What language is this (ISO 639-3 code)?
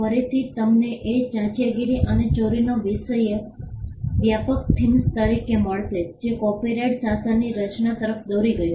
guj